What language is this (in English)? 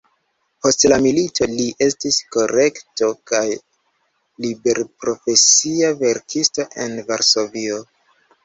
Esperanto